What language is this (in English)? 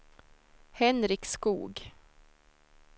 Swedish